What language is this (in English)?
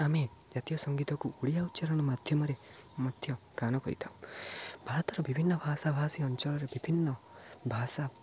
Odia